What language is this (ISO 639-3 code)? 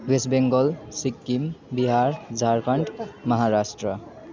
nep